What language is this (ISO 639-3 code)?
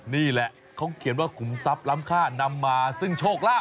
tha